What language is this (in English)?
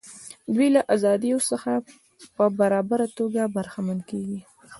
Pashto